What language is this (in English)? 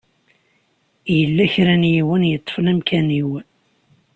Kabyle